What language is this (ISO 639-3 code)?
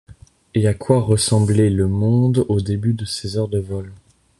fra